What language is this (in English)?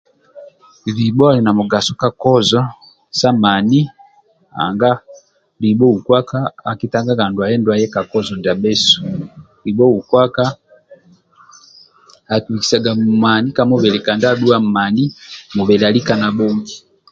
Amba (Uganda)